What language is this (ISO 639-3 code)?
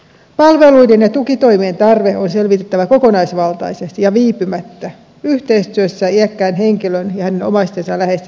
fin